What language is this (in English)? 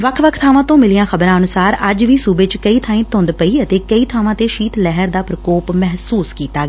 Punjabi